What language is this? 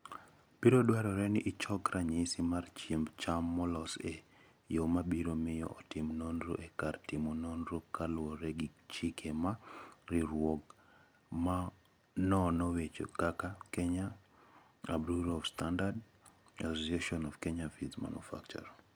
Luo (Kenya and Tanzania)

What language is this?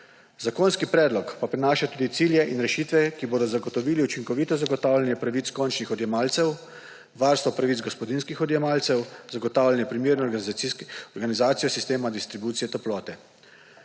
Slovenian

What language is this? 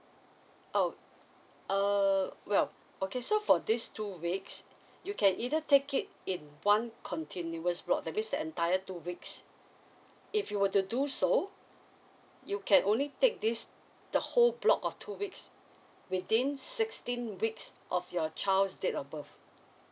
English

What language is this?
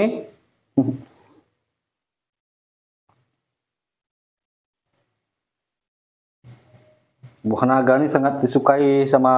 Indonesian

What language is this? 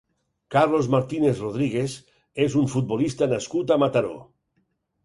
Catalan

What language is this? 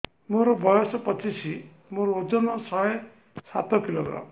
Odia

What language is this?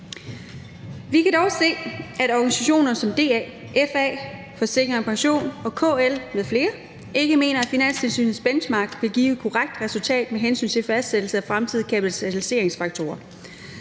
Danish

